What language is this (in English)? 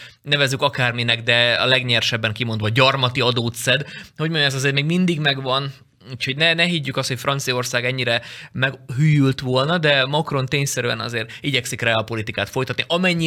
Hungarian